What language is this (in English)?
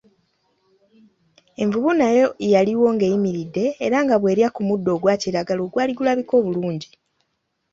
Ganda